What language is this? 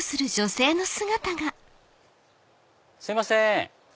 Japanese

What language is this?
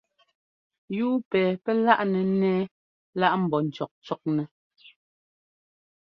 Ngomba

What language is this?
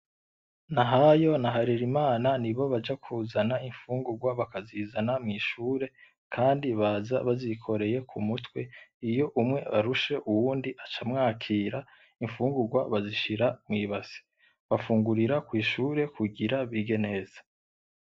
Rundi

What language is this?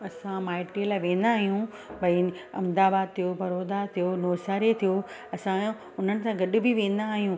Sindhi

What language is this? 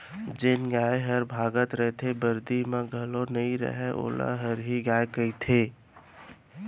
Chhattisgarhi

